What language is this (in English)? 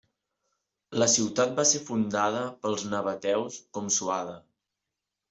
Catalan